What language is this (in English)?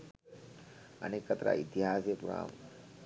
Sinhala